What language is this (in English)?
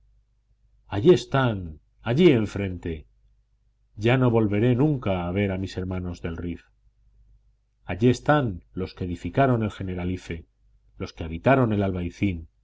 Spanish